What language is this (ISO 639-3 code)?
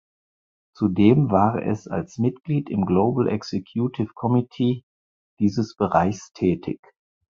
deu